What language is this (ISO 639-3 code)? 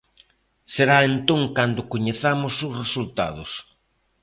glg